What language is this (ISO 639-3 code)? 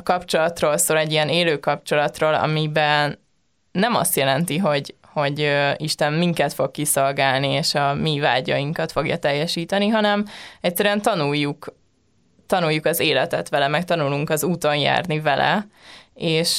hun